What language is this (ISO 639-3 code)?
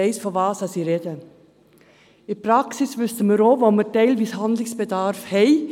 gsw